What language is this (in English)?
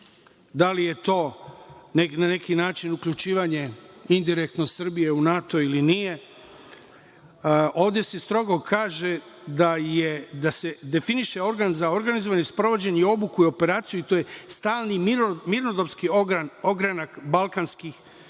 Serbian